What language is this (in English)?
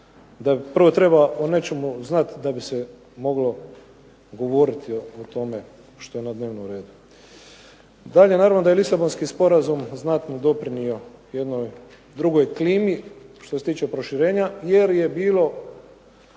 Croatian